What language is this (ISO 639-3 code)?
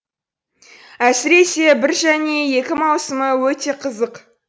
kaz